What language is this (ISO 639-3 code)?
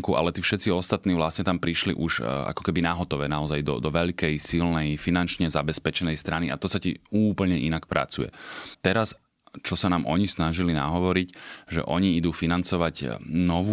slk